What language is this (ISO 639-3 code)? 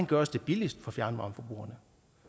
dan